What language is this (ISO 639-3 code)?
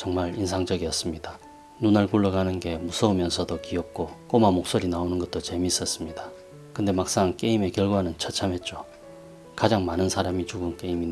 kor